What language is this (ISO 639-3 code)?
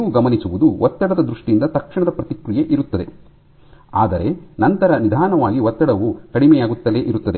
kan